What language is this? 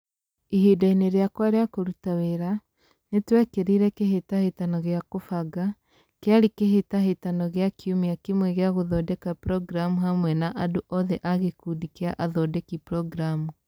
Kikuyu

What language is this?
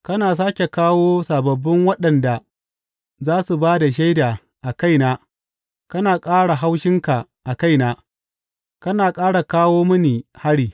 Hausa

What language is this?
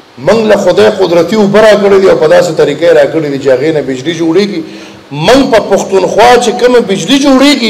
Romanian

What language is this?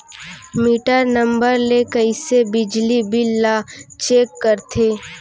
Chhattisgarhi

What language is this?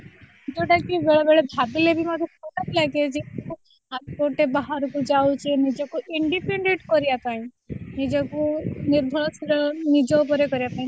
Odia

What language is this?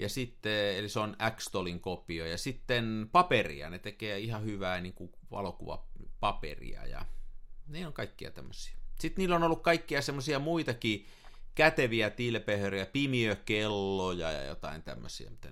Finnish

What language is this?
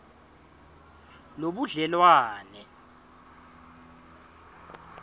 Swati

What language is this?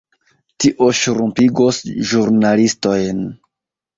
Esperanto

